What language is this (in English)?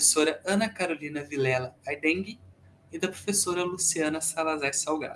Portuguese